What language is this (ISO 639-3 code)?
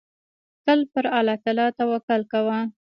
pus